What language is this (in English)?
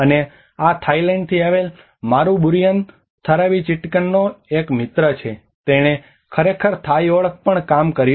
Gujarati